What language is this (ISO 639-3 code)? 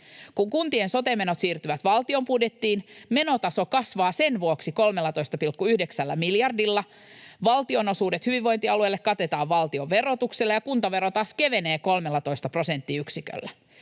fin